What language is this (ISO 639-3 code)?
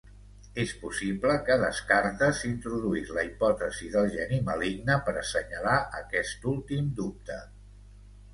cat